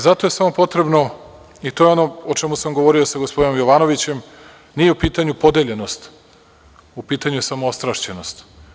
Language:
Serbian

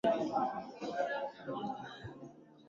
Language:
Swahili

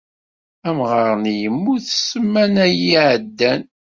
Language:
Kabyle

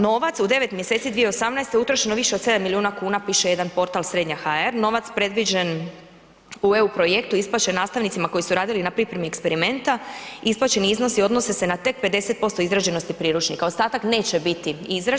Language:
Croatian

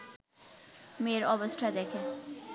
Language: Bangla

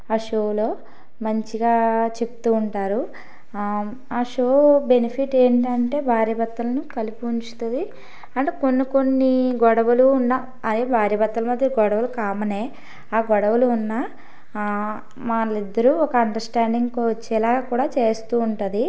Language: Telugu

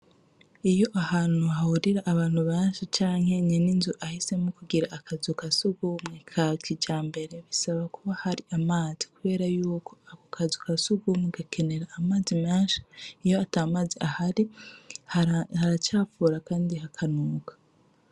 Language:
Rundi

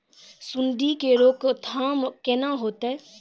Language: Maithili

